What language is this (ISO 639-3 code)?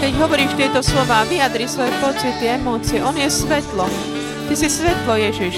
slk